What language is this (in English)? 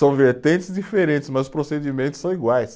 Portuguese